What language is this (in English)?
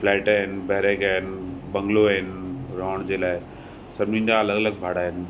Sindhi